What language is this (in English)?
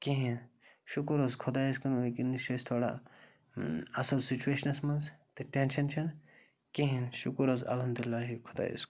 Kashmiri